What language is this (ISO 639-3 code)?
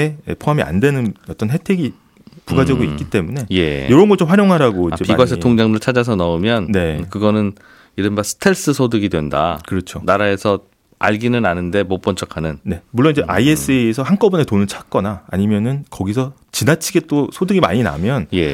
kor